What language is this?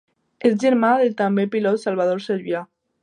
Catalan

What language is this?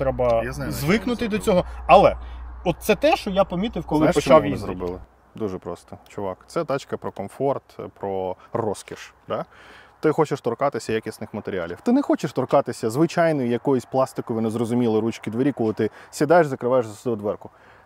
Ukrainian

